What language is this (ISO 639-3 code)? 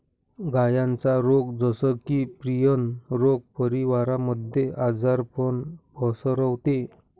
mar